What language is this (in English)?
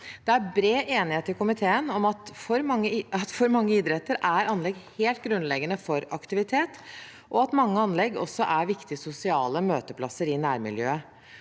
Norwegian